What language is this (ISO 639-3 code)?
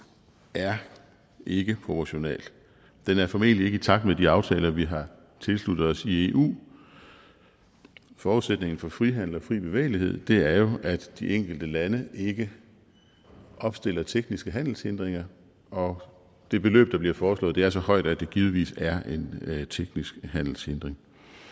dan